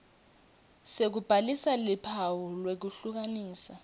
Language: Swati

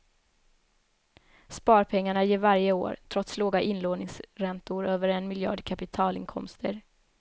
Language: Swedish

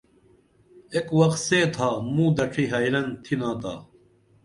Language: Dameli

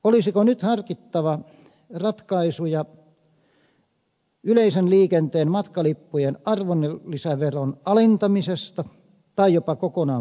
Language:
Finnish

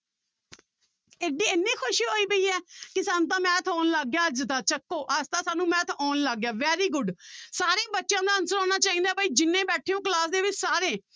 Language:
Punjabi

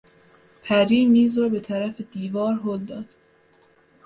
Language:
Persian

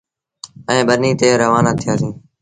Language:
Sindhi Bhil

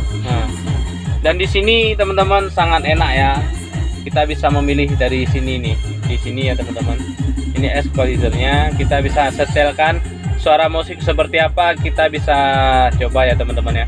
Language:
Indonesian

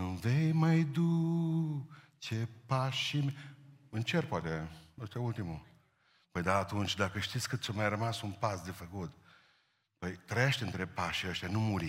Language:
Romanian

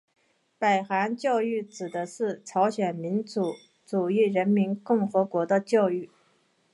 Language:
Chinese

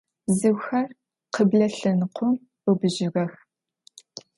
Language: Adyghe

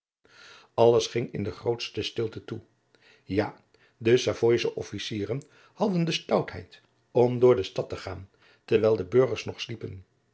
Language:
Dutch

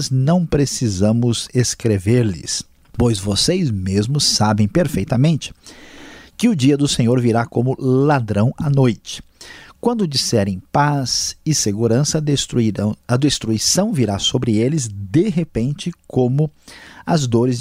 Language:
Portuguese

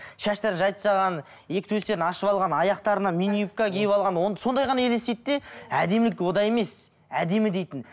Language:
Kazakh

